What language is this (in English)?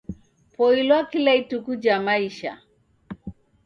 Taita